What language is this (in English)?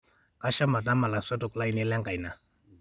Masai